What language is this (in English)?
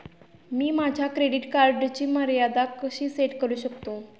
Marathi